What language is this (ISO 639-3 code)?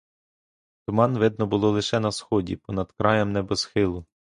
ukr